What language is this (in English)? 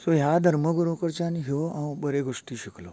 Konkani